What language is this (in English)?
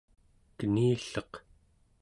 Central Yupik